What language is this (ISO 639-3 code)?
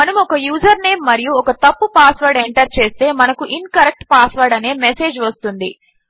tel